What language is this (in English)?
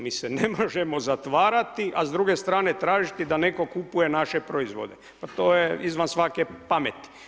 Croatian